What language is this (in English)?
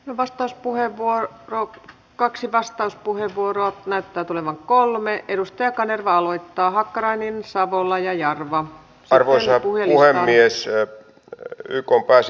Finnish